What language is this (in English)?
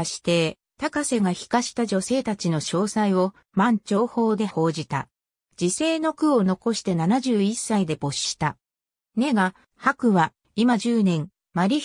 Japanese